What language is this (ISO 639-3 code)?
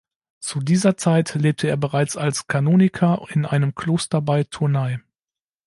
deu